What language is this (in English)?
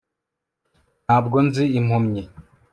Kinyarwanda